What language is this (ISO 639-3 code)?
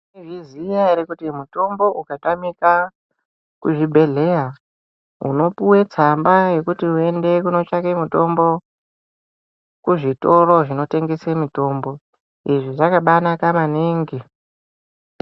ndc